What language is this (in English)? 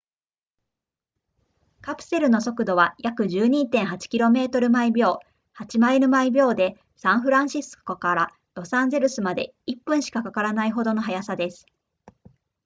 Japanese